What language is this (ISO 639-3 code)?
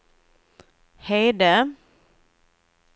swe